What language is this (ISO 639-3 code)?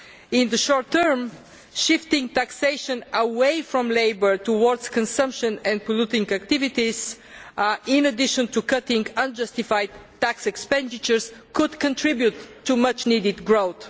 eng